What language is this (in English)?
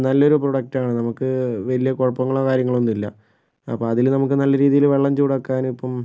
Malayalam